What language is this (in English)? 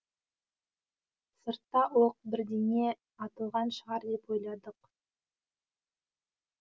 Kazakh